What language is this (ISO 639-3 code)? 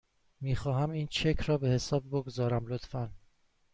fas